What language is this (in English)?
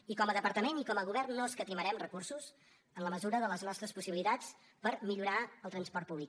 Catalan